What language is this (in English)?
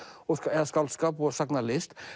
Icelandic